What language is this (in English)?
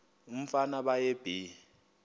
Xhosa